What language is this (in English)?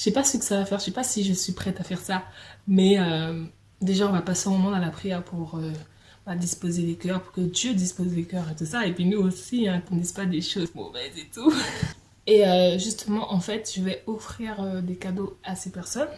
French